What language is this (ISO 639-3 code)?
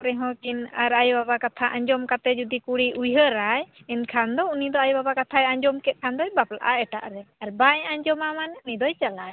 sat